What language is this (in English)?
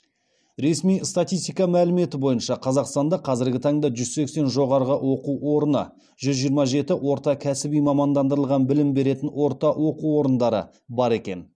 Kazakh